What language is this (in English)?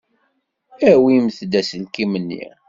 Kabyle